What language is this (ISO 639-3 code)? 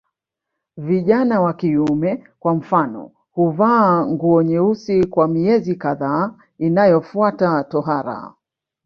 swa